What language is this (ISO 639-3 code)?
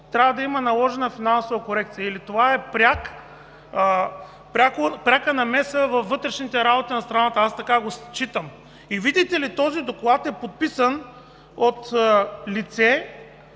bul